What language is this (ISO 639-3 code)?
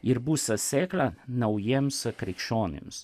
lit